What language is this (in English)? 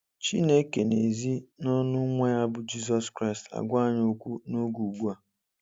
Igbo